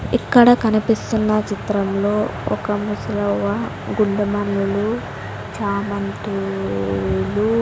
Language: Telugu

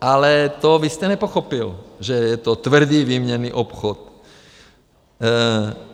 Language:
Czech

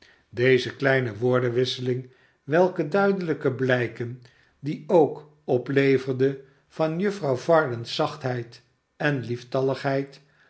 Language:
Dutch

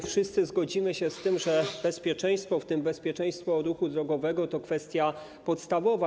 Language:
Polish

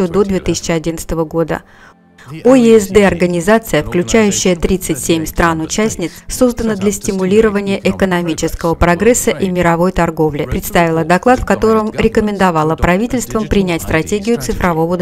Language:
Russian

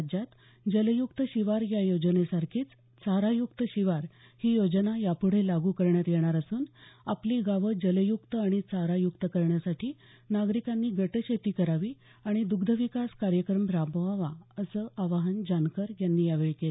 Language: Marathi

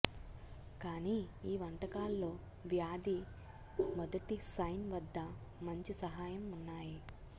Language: Telugu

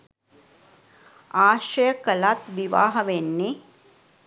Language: Sinhala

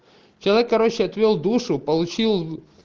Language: Russian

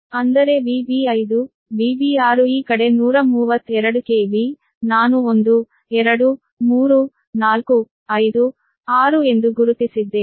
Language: Kannada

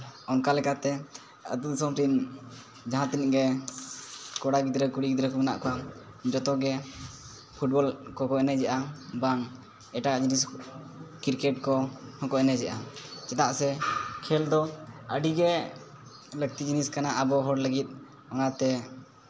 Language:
Santali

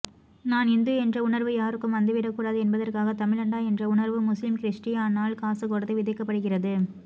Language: Tamil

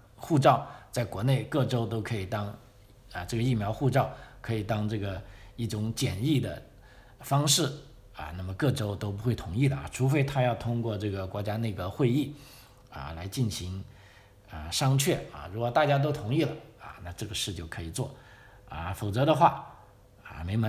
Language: Chinese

